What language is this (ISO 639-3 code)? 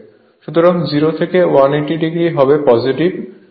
ben